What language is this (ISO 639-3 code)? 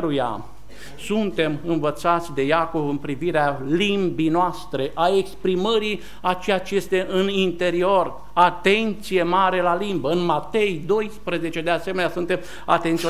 ron